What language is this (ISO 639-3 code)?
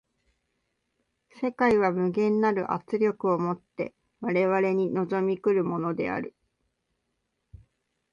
jpn